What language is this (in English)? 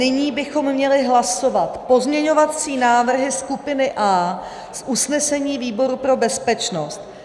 Czech